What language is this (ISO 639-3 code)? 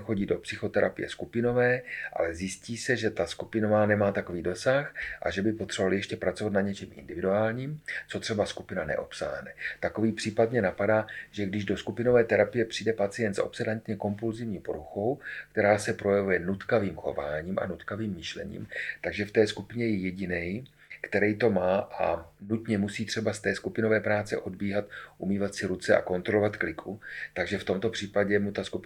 ces